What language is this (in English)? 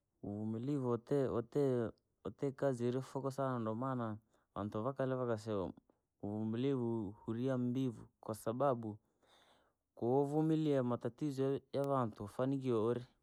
Langi